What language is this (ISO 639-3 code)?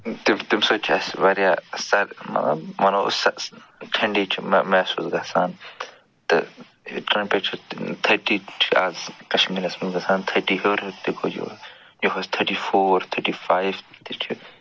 kas